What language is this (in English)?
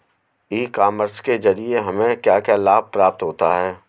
Hindi